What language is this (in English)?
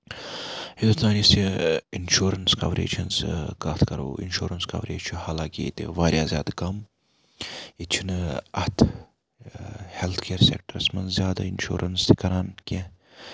Kashmiri